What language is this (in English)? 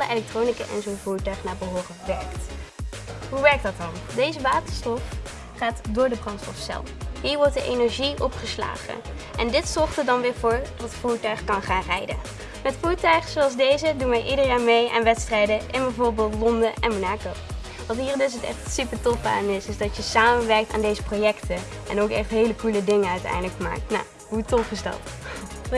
Dutch